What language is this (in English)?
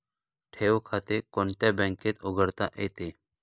Marathi